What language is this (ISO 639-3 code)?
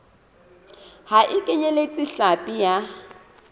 sot